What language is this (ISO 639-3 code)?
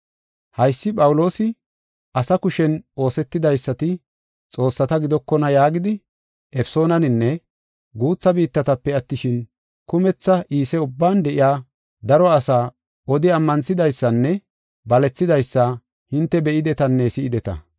gof